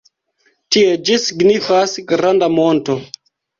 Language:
Esperanto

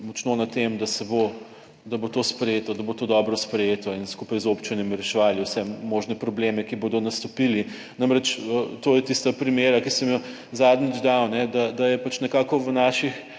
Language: Slovenian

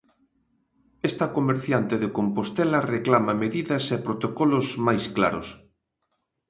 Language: Galician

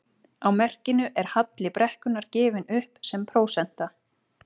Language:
Icelandic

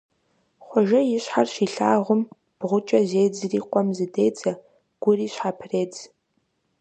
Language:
Kabardian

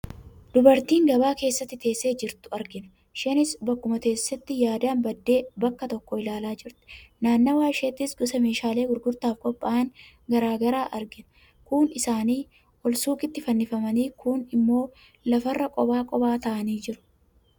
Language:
Oromo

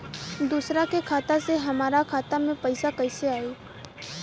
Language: Bhojpuri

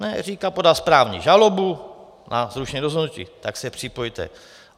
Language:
Czech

